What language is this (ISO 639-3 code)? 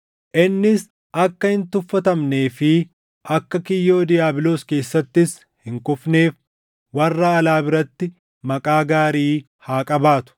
orm